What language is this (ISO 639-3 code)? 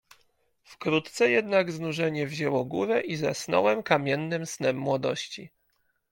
pol